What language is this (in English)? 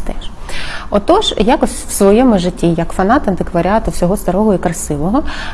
Ukrainian